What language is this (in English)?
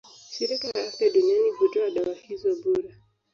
Swahili